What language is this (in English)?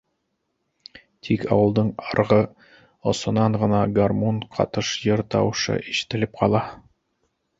Bashkir